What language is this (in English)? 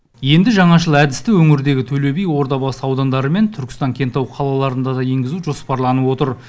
Kazakh